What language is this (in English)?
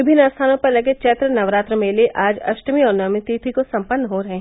Hindi